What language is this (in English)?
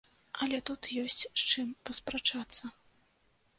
Belarusian